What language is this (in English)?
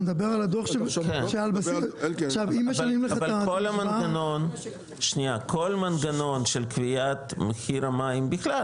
Hebrew